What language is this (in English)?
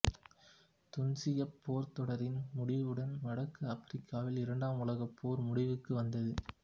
Tamil